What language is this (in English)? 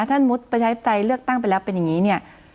Thai